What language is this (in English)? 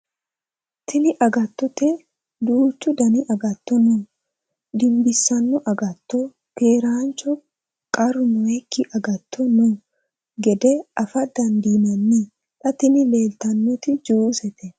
Sidamo